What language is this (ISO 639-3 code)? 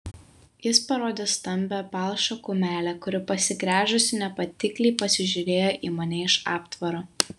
lit